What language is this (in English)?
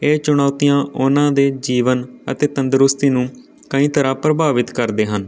Punjabi